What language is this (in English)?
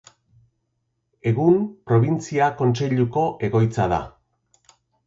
Basque